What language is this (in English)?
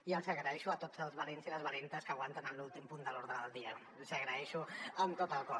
Catalan